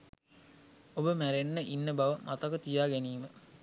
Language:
Sinhala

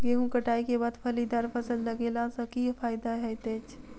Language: Maithili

